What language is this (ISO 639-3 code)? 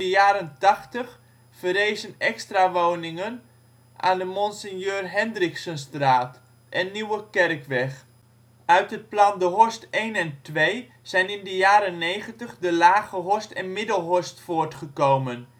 nld